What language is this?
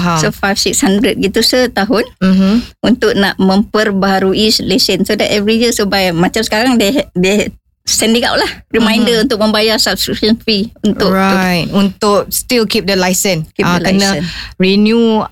Malay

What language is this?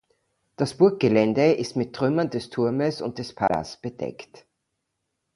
German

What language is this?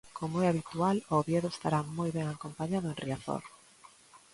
Galician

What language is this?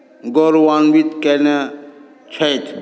Maithili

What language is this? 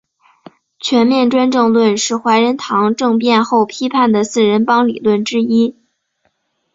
Chinese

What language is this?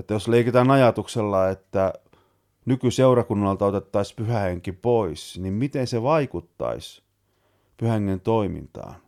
Finnish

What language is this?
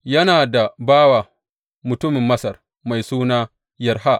Hausa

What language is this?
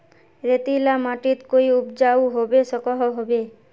Magahi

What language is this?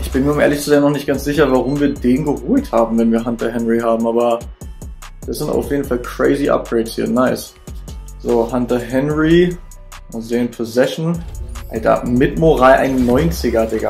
German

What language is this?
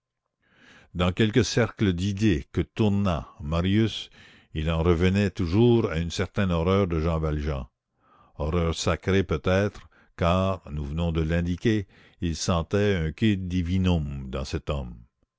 French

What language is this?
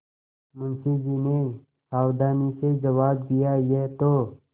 Hindi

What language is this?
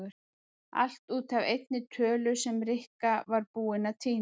Icelandic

